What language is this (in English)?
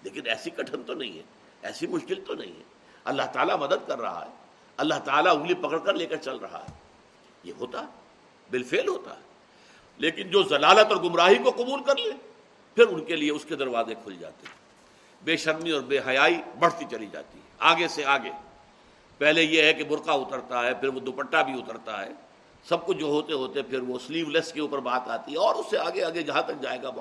Urdu